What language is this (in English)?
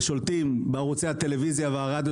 Hebrew